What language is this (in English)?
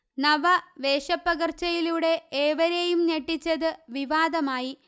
Malayalam